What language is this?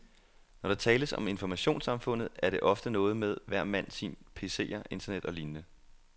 Danish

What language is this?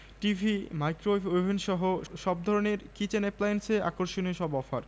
Bangla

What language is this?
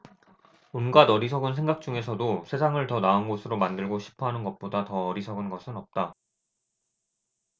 Korean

